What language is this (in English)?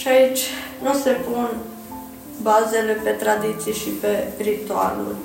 Romanian